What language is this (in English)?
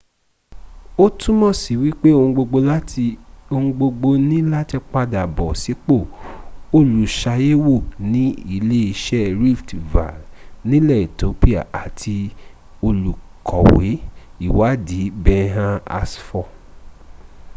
Yoruba